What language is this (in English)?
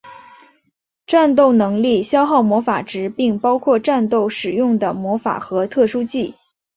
Chinese